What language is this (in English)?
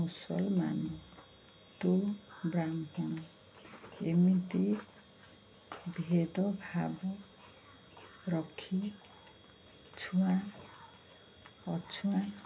Odia